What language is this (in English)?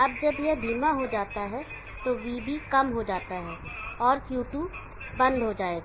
Hindi